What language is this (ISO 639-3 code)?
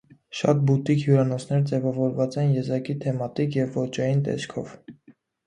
hye